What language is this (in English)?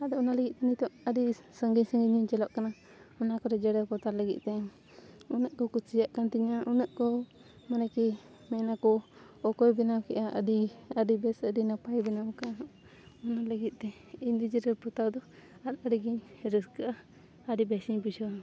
Santali